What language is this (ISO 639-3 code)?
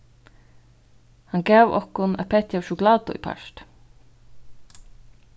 fao